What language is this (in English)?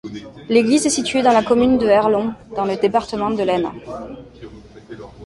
French